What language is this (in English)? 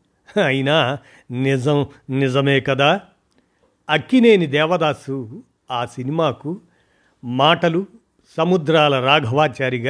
Telugu